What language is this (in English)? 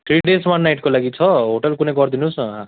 Nepali